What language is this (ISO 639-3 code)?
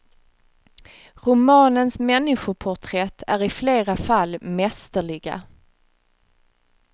swe